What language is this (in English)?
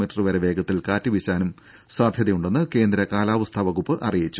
Malayalam